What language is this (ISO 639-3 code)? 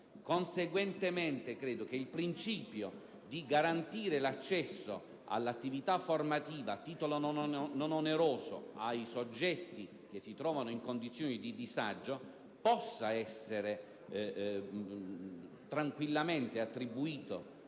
ita